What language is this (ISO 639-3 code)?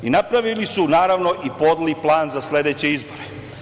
srp